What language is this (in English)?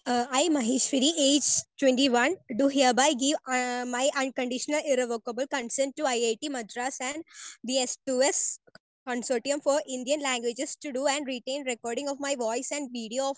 Malayalam